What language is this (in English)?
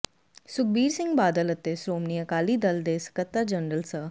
Punjabi